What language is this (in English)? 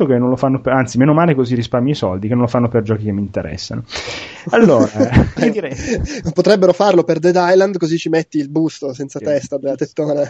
Italian